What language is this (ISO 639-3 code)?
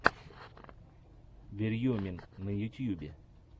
rus